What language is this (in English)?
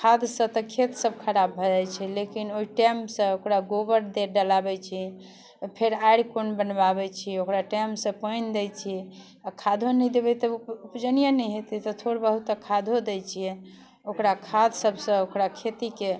Maithili